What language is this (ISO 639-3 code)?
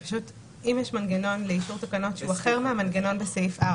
heb